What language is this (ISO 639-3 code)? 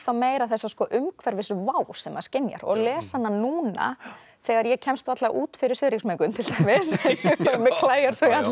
isl